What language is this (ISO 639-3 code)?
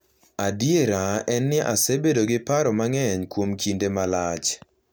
luo